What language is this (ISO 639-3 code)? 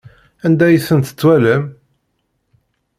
kab